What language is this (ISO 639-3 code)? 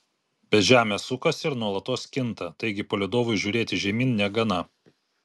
lit